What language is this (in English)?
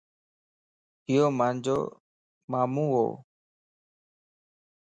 Lasi